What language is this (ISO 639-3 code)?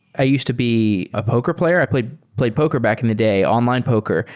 eng